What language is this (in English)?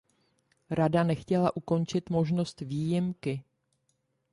Czech